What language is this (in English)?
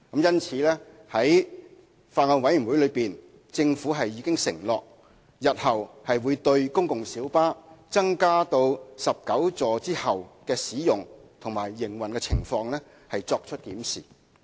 Cantonese